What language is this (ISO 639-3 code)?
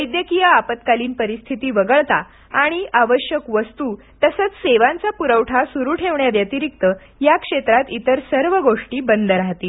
mar